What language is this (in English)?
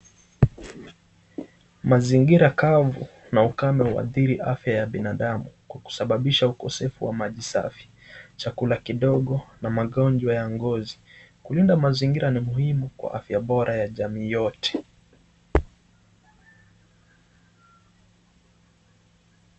Swahili